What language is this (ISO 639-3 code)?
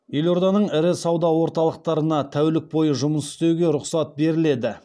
kaz